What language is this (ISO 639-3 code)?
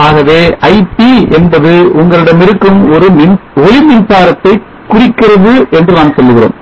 tam